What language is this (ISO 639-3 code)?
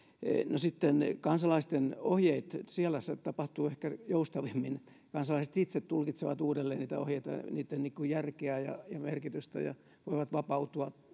fin